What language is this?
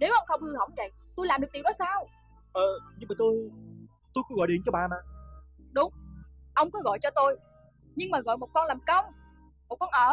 Vietnamese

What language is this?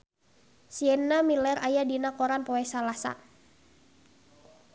Sundanese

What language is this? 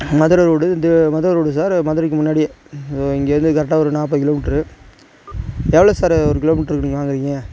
Tamil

